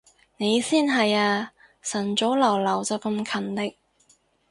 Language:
Cantonese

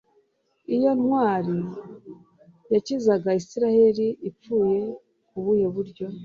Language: Kinyarwanda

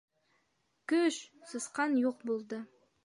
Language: Bashkir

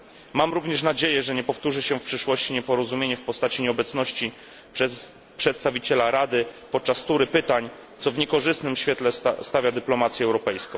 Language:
Polish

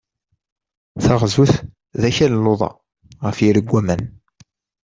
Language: Kabyle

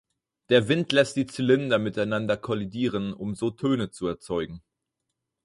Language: German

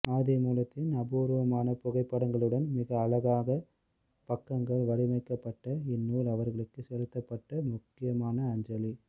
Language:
Tamil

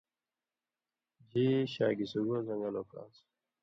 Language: Indus Kohistani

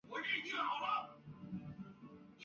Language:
Chinese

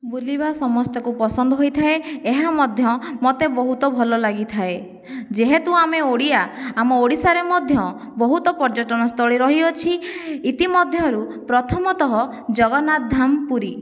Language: Odia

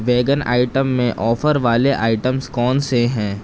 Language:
Urdu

